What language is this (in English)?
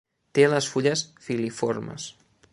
Catalan